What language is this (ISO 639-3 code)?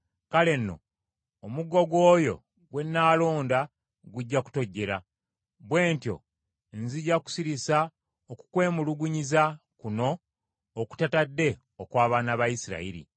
lug